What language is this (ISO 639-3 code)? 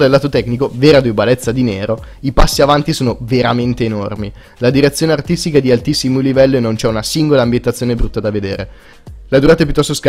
ita